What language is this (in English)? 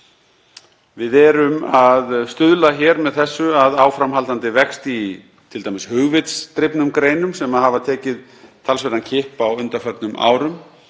Icelandic